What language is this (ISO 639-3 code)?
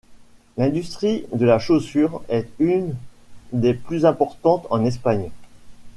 fra